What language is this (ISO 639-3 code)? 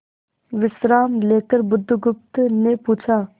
hin